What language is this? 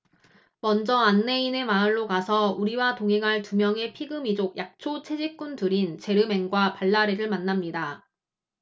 Korean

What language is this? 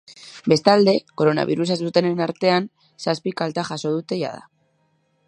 Basque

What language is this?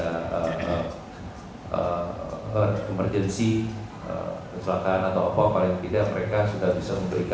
Indonesian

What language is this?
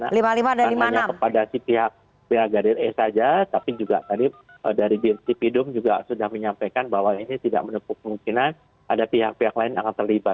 Indonesian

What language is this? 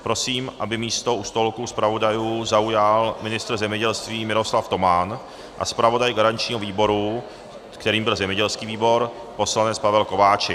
Czech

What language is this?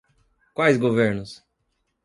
Portuguese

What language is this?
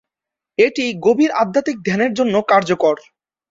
Bangla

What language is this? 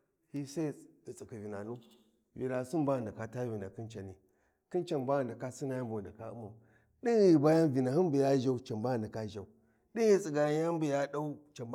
Warji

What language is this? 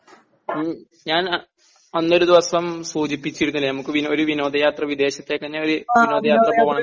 Malayalam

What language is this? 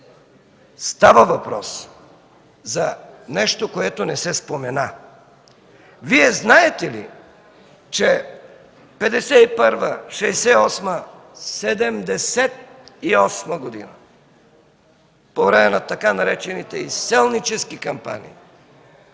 Bulgarian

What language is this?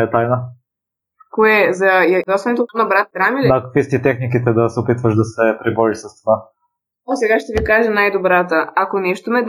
Bulgarian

